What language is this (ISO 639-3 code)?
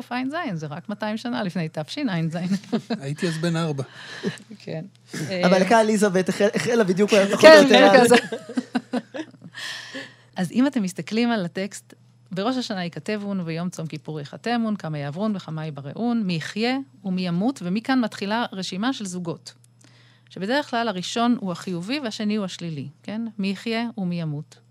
heb